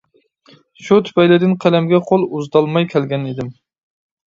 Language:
Uyghur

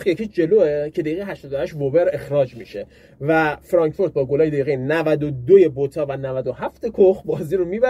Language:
Persian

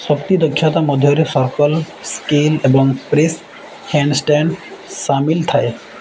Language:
Odia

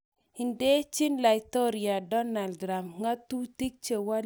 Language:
Kalenjin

